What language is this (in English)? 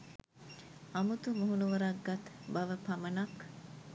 Sinhala